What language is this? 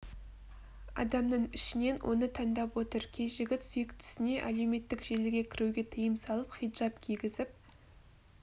Kazakh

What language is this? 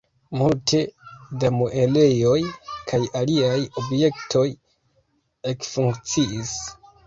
Esperanto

